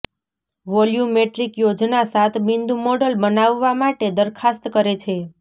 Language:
Gujarati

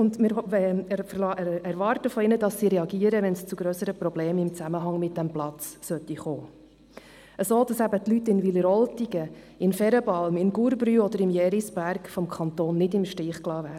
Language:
Swiss German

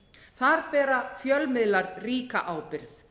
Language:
Icelandic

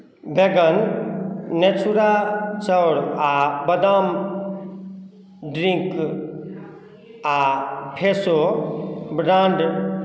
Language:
Maithili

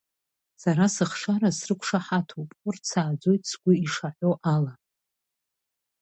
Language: Abkhazian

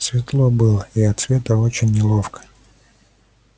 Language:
Russian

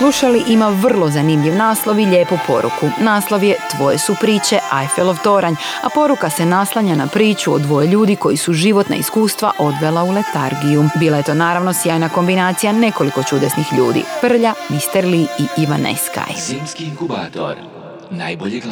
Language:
Croatian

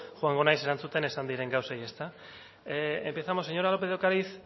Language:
Basque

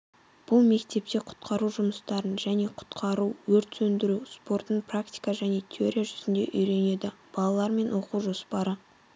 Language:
Kazakh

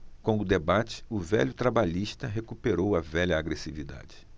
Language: Portuguese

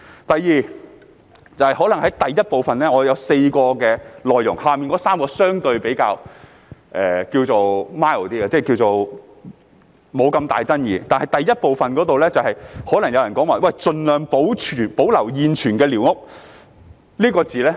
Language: Cantonese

